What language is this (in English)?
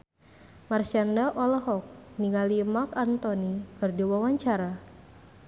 Sundanese